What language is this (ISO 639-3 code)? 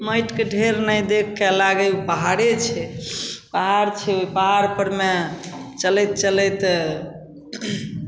mai